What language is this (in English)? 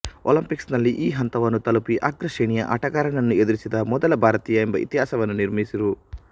Kannada